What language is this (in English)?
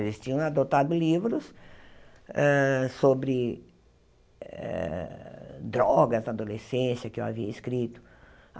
Portuguese